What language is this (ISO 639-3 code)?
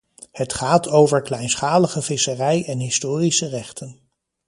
nld